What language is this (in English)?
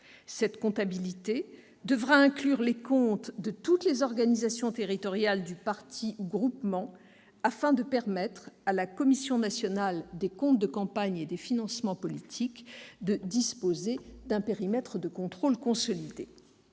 French